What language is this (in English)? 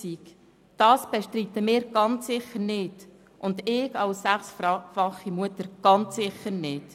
Swiss German